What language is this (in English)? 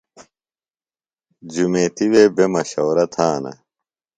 Phalura